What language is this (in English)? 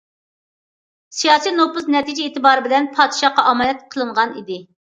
Uyghur